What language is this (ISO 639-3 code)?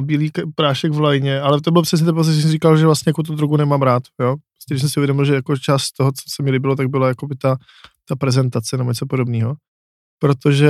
ces